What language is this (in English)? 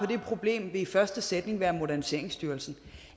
Danish